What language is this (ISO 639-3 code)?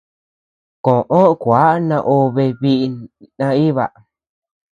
cux